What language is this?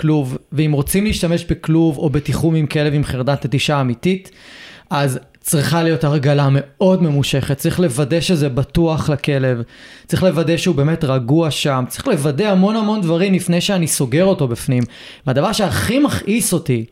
Hebrew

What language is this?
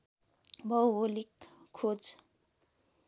Nepali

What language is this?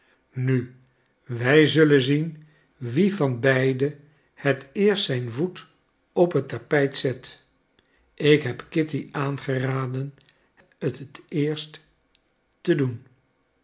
Dutch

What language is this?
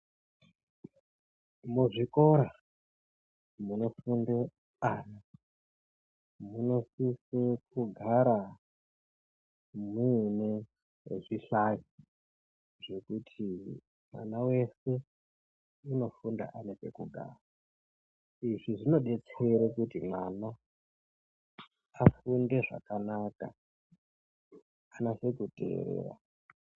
Ndau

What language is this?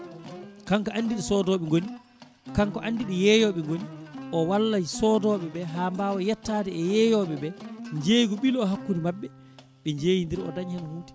Fula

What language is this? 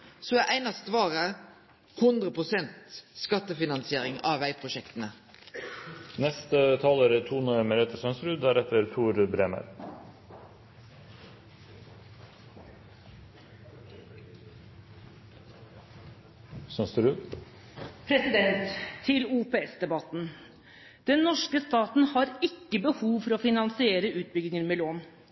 Norwegian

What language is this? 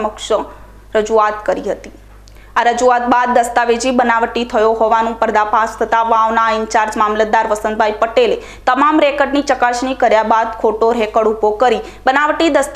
Indonesian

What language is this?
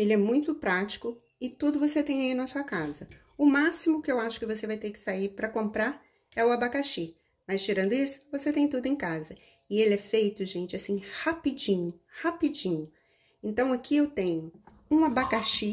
Portuguese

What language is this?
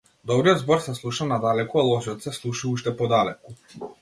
Macedonian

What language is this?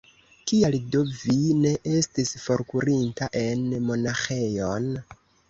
Esperanto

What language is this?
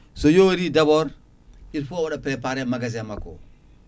Fula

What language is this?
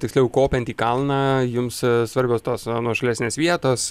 Lithuanian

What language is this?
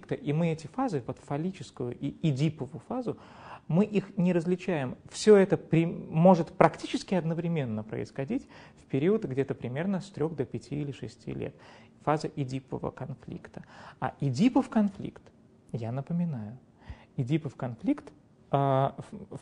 Russian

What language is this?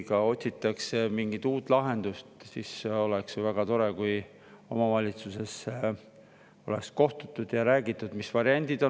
Estonian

